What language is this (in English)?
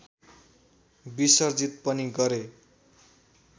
Nepali